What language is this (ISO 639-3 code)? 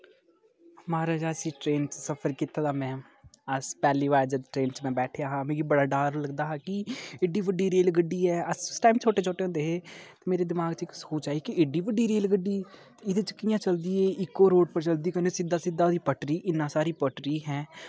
doi